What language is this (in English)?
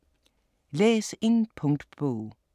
Danish